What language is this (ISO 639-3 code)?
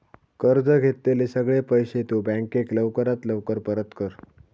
mar